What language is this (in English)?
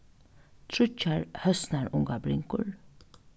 Faroese